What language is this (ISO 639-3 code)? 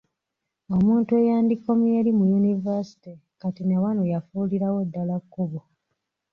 lug